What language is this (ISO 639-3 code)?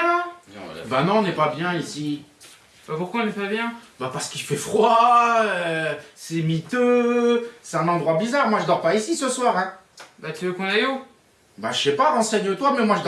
fra